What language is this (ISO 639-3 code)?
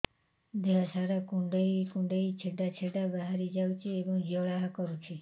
ori